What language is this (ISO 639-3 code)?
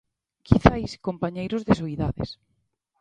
glg